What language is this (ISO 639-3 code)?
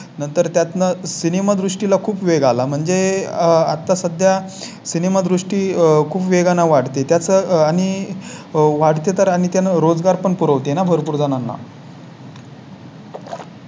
mar